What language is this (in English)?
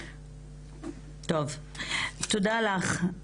Hebrew